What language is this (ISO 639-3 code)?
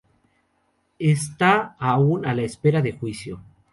spa